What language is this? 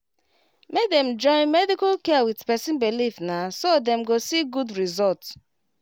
Nigerian Pidgin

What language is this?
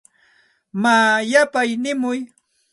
Santa Ana de Tusi Pasco Quechua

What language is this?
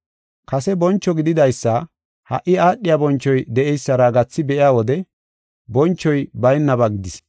Gofa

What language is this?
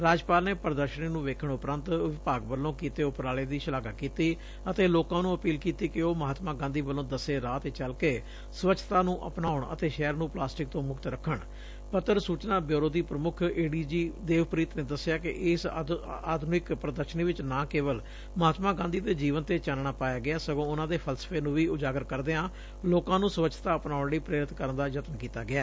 Punjabi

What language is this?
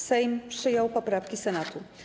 Polish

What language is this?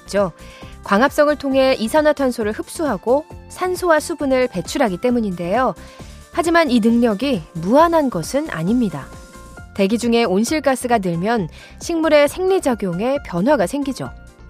Korean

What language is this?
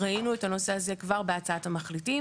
Hebrew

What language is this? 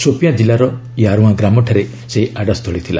Odia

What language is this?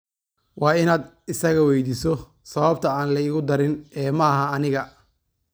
Somali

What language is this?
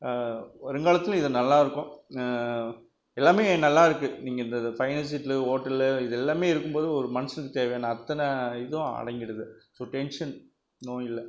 Tamil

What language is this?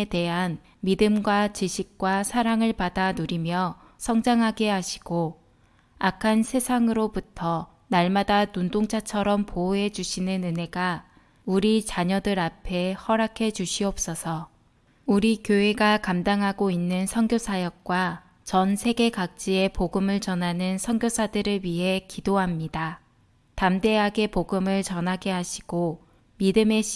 Korean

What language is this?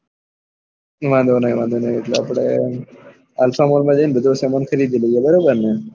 Gujarati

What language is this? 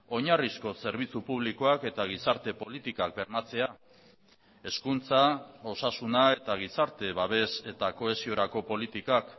Basque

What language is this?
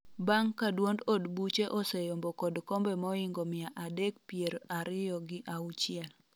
Luo (Kenya and Tanzania)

